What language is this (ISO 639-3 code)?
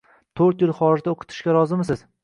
uzb